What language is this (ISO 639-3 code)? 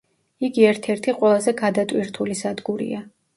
kat